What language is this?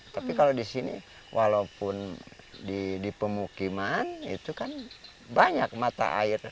Indonesian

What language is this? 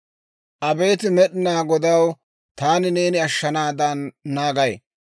Dawro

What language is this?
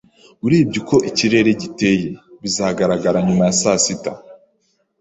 Kinyarwanda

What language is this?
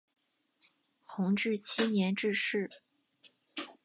Chinese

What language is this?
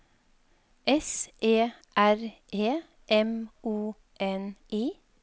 Norwegian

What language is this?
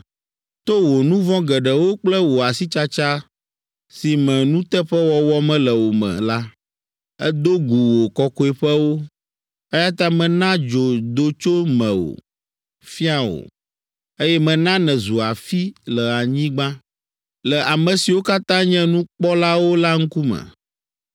Ewe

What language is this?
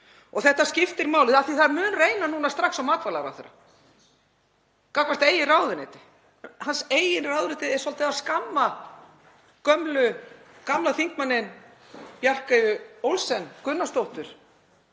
Icelandic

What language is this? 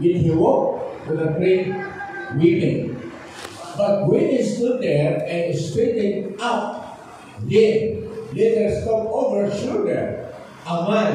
Filipino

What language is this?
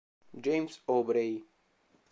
Italian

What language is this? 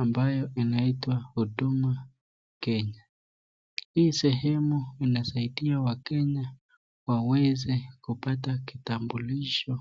Swahili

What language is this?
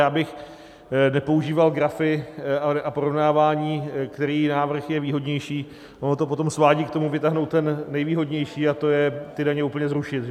Czech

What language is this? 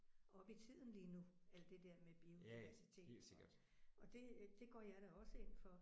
Danish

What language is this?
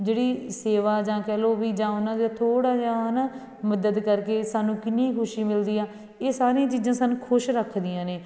Punjabi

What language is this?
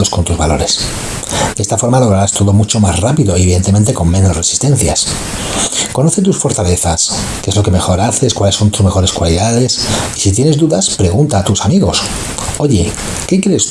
Spanish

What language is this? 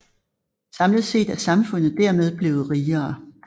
Danish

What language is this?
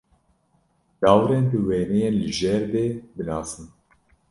Kurdish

